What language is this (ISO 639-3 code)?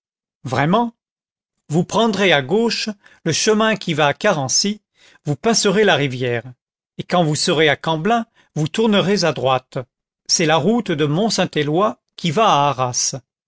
fra